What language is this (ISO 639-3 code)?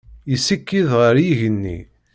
kab